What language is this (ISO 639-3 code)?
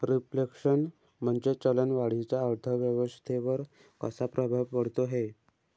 mar